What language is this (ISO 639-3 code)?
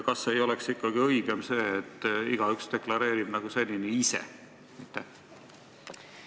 est